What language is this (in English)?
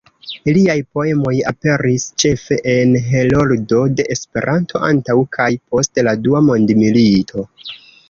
Esperanto